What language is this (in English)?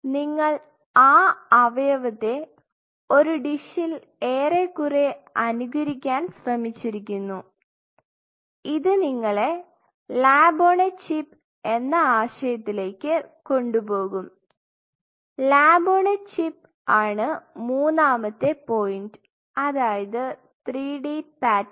Malayalam